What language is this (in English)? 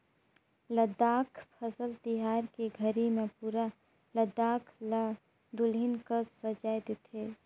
Chhattisgarhi